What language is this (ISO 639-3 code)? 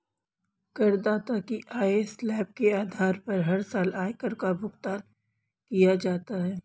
hin